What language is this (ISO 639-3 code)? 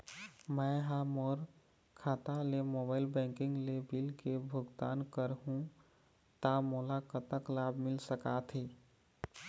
hne